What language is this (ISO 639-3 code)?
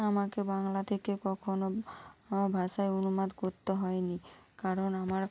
ben